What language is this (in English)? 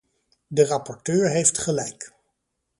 Dutch